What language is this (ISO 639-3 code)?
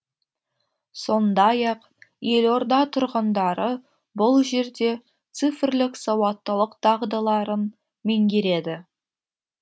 kaz